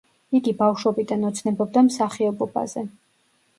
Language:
Georgian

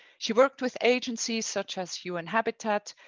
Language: English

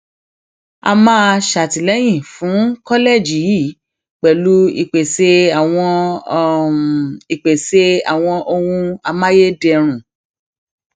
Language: Yoruba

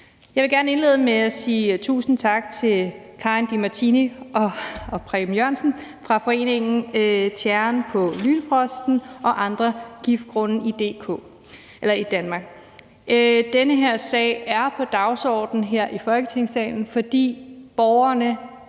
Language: Danish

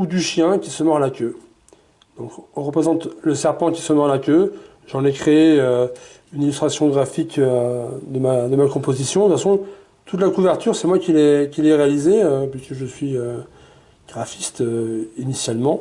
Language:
French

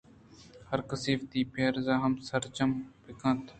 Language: Eastern Balochi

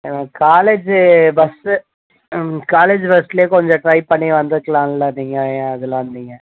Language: Tamil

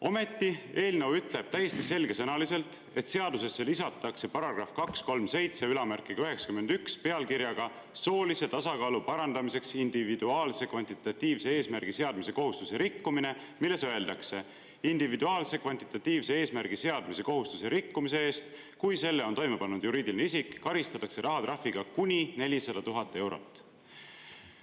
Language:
Estonian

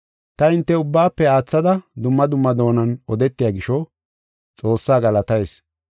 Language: Gofa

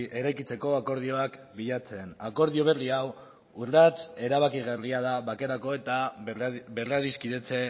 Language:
Basque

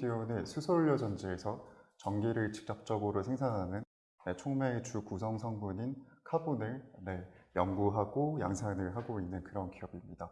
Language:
Korean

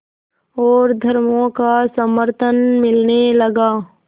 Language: Hindi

